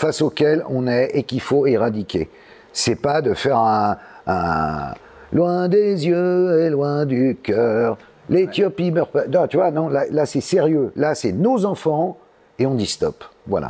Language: French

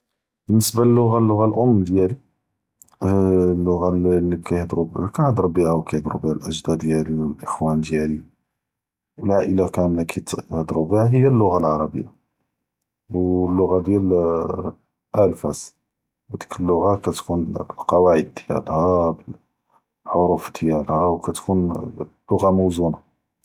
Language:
Judeo-Arabic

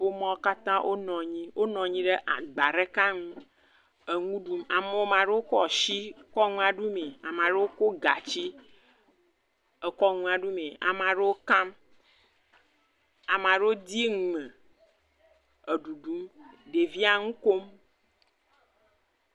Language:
Ewe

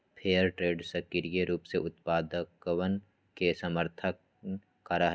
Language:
Magahi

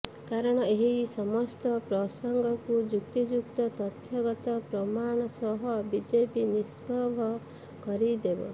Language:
Odia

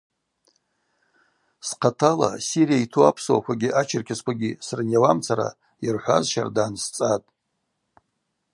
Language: Abaza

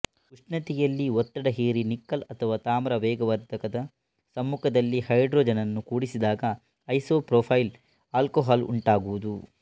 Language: Kannada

